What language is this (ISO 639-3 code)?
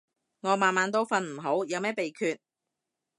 yue